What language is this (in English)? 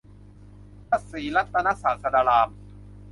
Thai